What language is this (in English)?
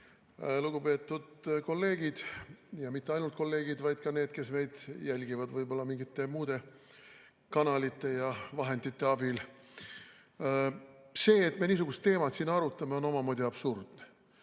Estonian